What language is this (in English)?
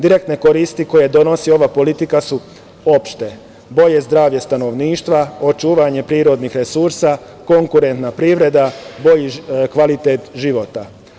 Serbian